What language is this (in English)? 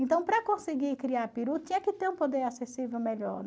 Portuguese